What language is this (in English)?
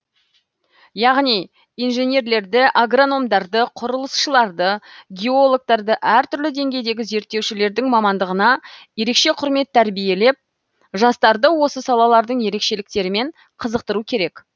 Kazakh